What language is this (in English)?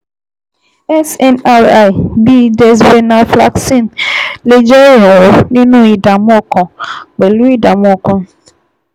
Yoruba